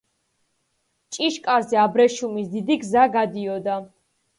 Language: Georgian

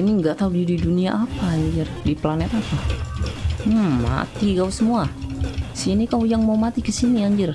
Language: Indonesian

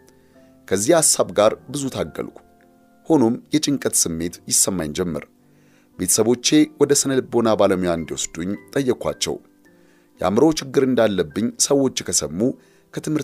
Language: Amharic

